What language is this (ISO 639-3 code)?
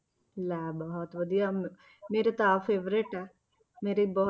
pan